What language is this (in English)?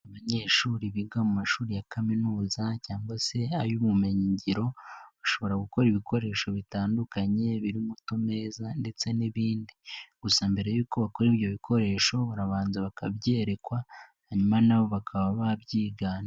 Kinyarwanda